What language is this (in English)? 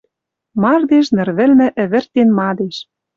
Western Mari